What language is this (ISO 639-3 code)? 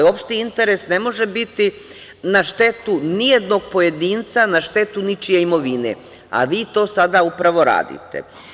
srp